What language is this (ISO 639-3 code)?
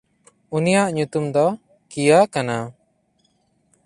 sat